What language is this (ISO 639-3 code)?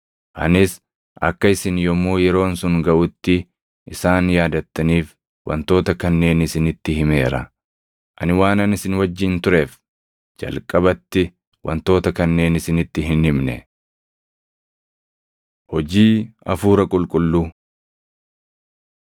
orm